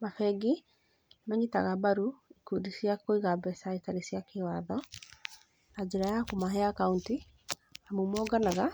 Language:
Kikuyu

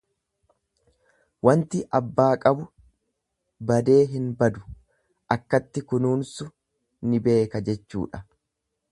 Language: Oromo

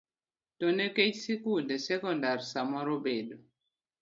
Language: Luo (Kenya and Tanzania)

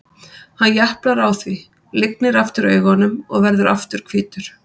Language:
Icelandic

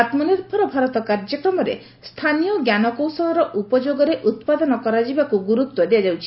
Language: Odia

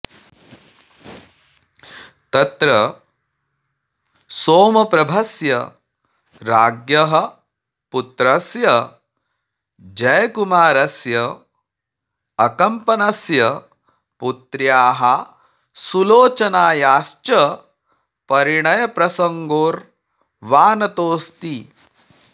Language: Sanskrit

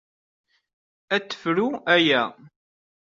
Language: Kabyle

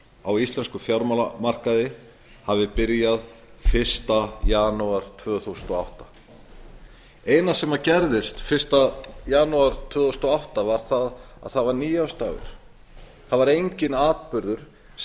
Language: Icelandic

